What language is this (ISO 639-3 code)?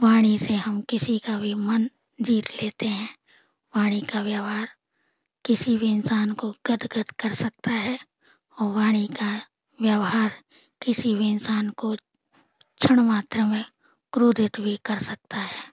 hin